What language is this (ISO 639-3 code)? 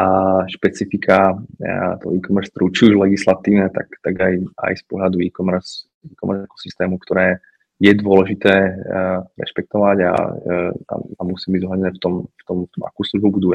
ces